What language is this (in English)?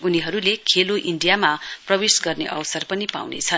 Nepali